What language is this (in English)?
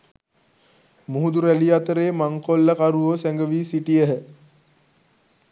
Sinhala